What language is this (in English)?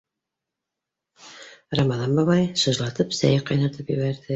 Bashkir